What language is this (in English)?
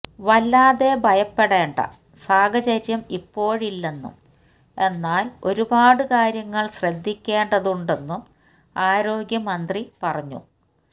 Malayalam